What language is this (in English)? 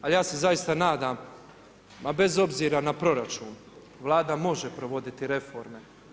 Croatian